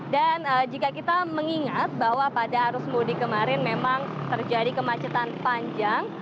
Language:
Indonesian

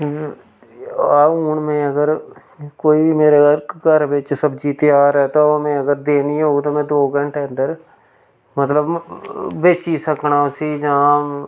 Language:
Dogri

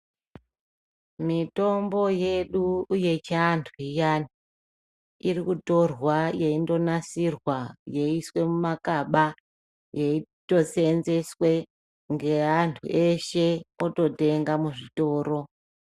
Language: Ndau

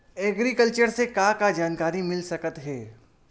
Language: Chhattisgarhi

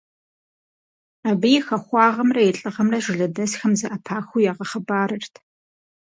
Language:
Kabardian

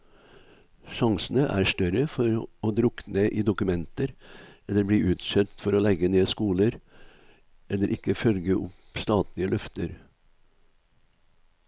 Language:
Norwegian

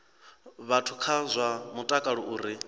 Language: Venda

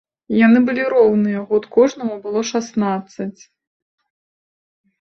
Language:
Belarusian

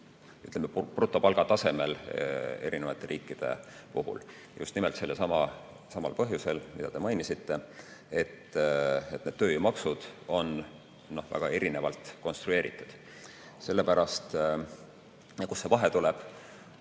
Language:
Estonian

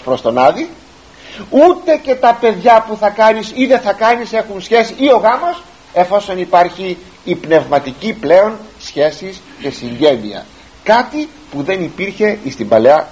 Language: Greek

